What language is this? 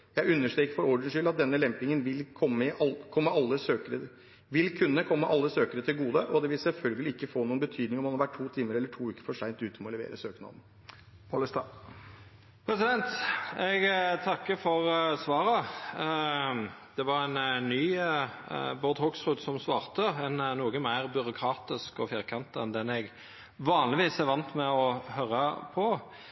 Norwegian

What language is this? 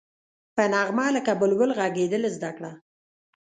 Pashto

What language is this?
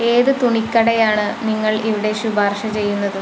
Malayalam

